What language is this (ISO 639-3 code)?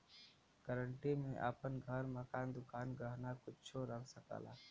bho